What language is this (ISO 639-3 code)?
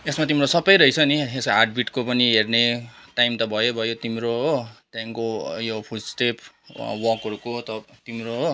nep